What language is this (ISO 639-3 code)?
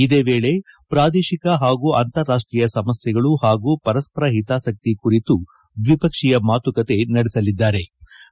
kan